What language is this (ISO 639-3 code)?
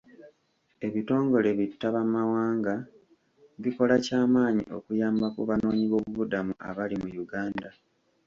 lug